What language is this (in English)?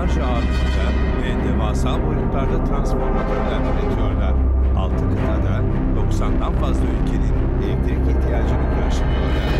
Turkish